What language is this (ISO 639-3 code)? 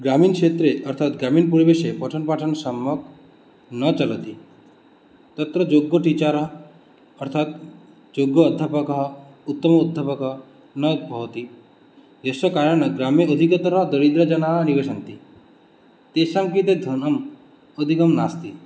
san